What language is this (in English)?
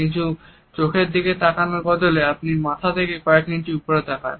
Bangla